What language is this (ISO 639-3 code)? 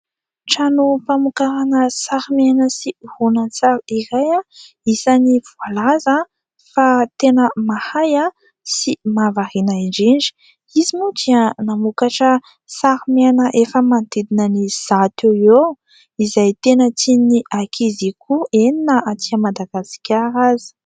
mlg